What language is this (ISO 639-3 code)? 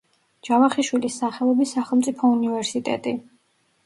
kat